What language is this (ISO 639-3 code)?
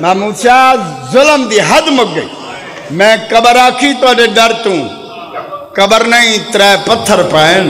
ara